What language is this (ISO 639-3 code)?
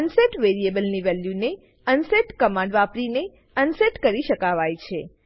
guj